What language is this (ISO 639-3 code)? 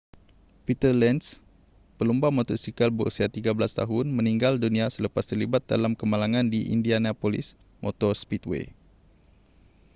msa